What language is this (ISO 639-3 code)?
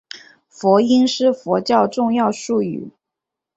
zho